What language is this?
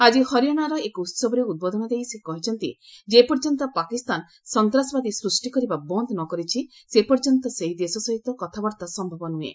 Odia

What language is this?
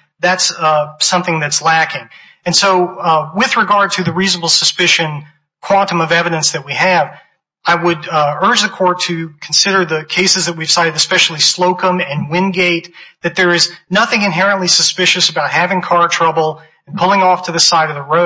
English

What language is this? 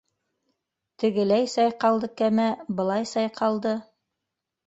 Bashkir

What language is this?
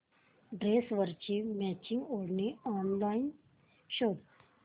Marathi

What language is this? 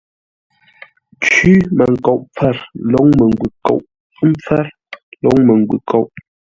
Ngombale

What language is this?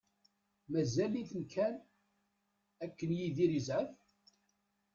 Kabyle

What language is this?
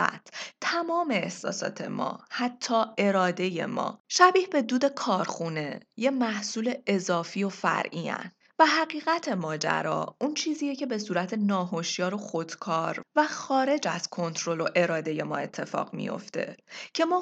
Persian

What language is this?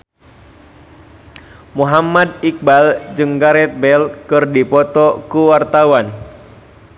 Sundanese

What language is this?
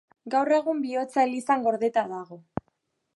Basque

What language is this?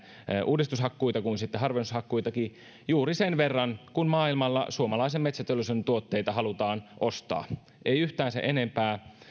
Finnish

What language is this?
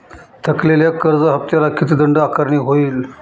Marathi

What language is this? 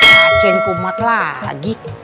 Indonesian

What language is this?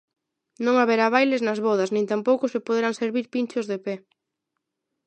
Galician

